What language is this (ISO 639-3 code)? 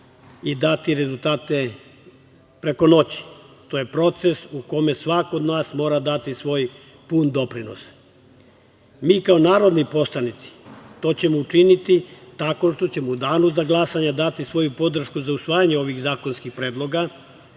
srp